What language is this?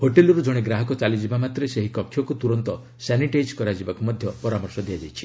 Odia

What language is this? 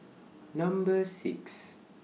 English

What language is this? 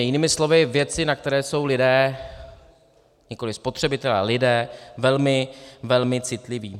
Czech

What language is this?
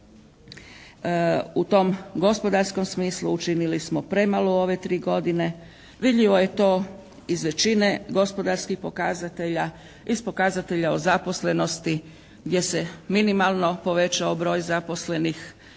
Croatian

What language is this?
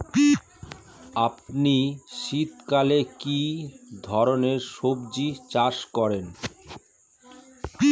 Bangla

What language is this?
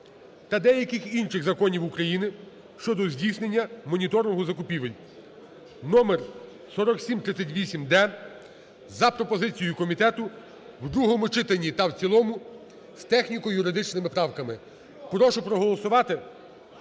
Ukrainian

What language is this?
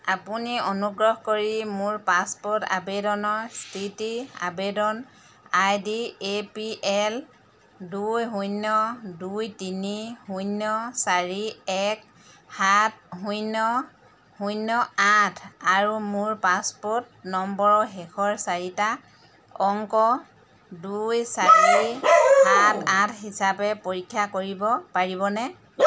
Assamese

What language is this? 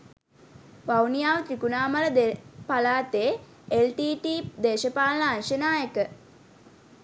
Sinhala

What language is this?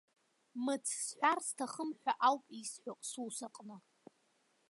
Abkhazian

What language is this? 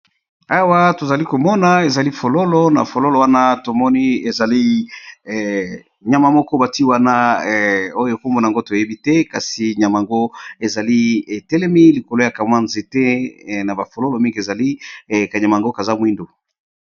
Lingala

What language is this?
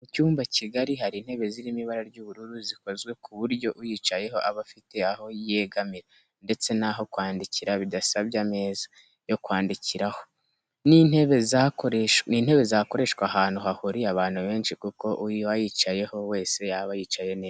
Kinyarwanda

